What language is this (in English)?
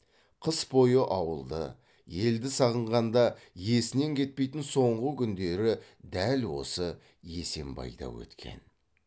Kazakh